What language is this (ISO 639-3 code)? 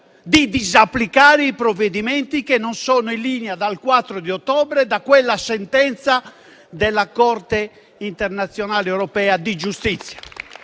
ita